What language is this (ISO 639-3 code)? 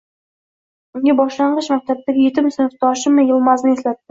uzb